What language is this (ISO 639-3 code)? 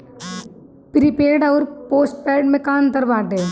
bho